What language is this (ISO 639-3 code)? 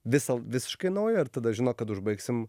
lit